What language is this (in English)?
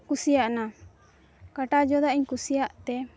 Santali